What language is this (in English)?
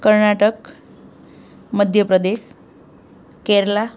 Gujarati